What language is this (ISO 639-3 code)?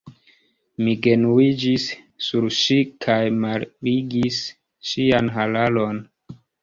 epo